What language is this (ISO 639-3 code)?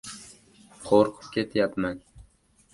uzb